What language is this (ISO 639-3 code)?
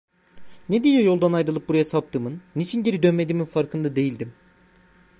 tur